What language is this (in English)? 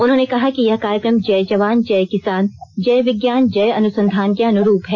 Hindi